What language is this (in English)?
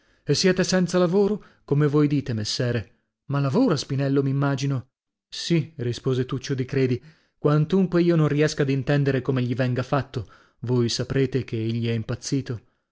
Italian